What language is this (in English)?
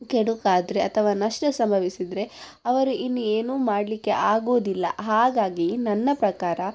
Kannada